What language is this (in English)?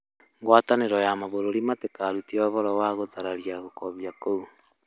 Kikuyu